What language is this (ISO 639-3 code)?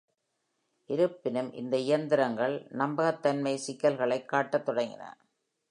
tam